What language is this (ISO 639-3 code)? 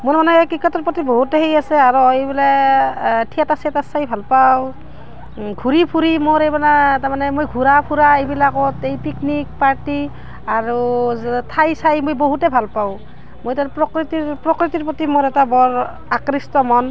asm